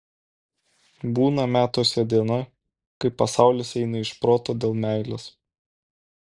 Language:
Lithuanian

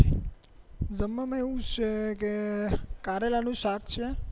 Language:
Gujarati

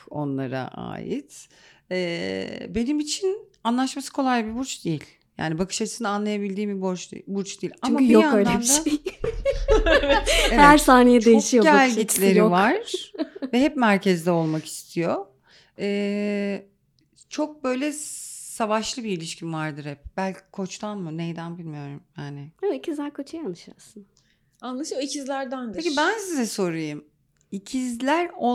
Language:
Turkish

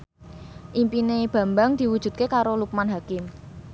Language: Javanese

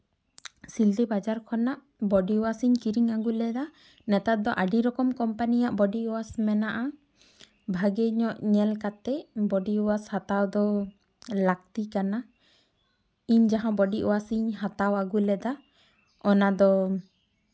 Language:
Santali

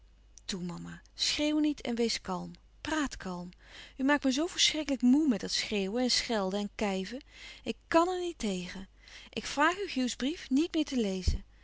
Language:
Dutch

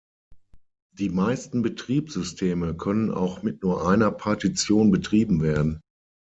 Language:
German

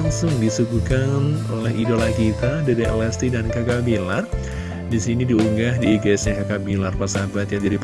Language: Indonesian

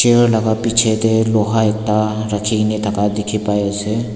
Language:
Naga Pidgin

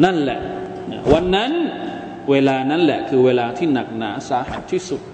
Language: Thai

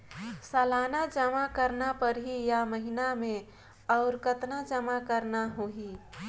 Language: Chhattisgarhi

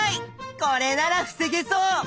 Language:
Japanese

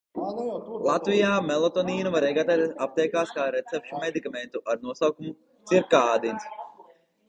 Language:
Latvian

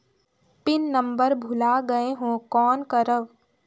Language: Chhattisgarhi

